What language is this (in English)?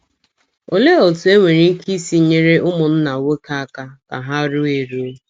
Igbo